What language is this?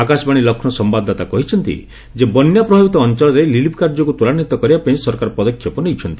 Odia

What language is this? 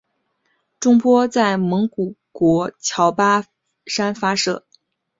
Chinese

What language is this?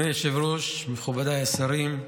Hebrew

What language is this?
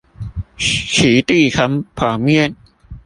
Chinese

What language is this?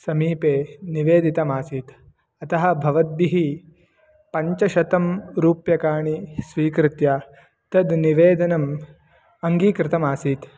Sanskrit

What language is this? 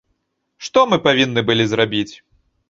Belarusian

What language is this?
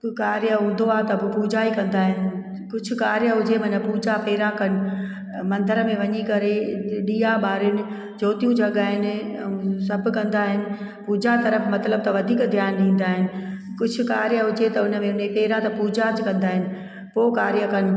Sindhi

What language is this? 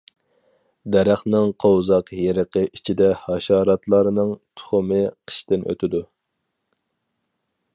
Uyghur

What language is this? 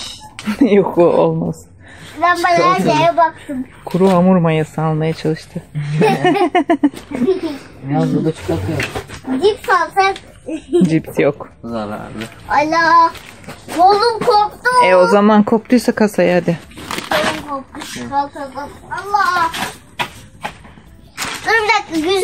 Turkish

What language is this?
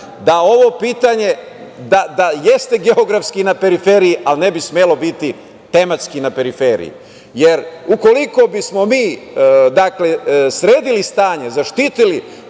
Serbian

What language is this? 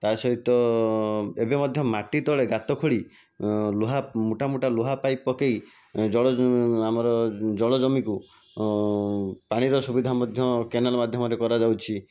Odia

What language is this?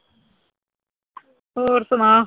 Punjabi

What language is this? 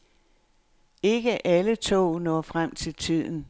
Danish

